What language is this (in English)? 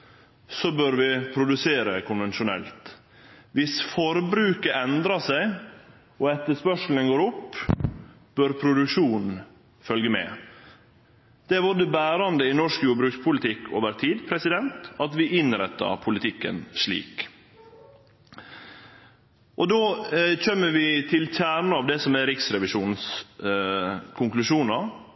Norwegian Nynorsk